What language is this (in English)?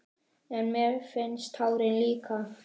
Icelandic